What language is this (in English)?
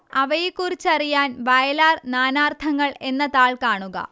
Malayalam